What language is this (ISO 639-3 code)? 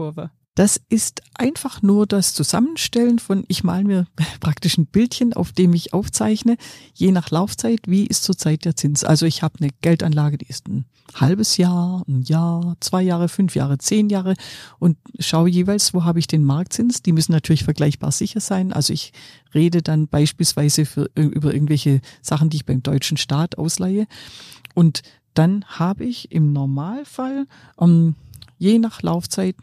deu